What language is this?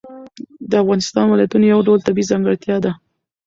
Pashto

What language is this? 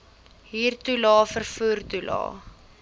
Afrikaans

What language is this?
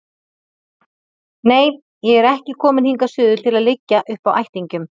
Icelandic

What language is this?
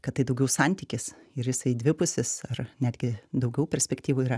Lithuanian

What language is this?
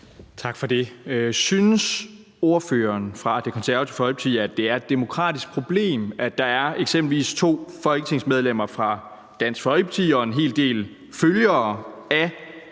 Danish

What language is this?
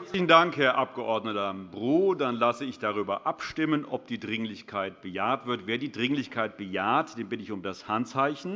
German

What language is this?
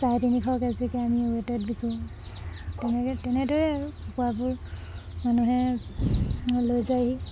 Assamese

